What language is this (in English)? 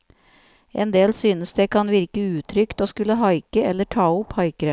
Norwegian